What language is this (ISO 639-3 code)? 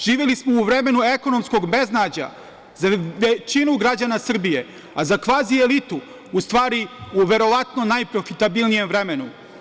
srp